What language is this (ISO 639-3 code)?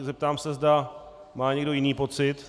ces